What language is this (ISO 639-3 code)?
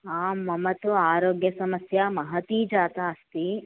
san